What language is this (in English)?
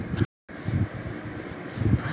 Maithili